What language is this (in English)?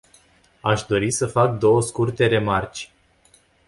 Romanian